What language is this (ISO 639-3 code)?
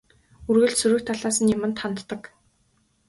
mon